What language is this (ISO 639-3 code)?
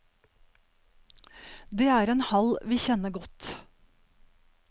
nor